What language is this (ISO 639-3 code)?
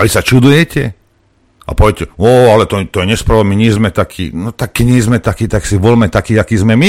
slk